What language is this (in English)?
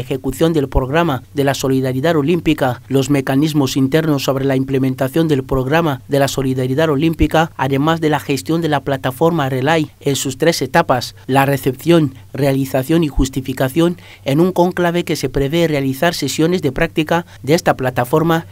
Spanish